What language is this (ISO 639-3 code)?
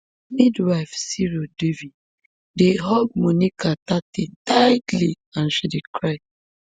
pcm